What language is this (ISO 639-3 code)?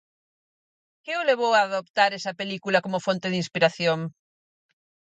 glg